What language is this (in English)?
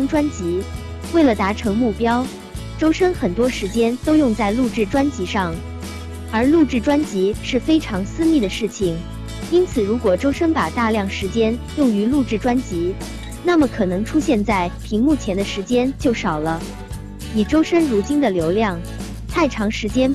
Chinese